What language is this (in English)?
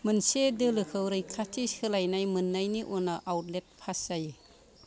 Bodo